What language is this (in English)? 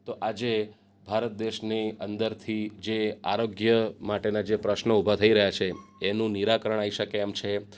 Gujarati